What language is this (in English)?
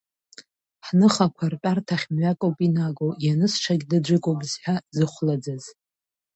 Abkhazian